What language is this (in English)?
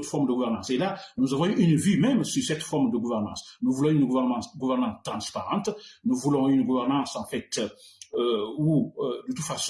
French